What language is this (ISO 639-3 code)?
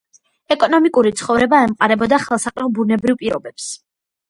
kat